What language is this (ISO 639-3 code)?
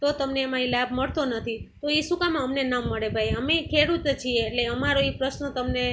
guj